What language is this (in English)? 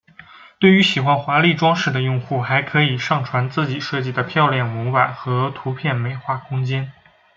Chinese